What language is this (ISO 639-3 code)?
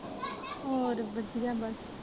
pan